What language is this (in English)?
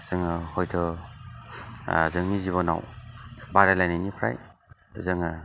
Bodo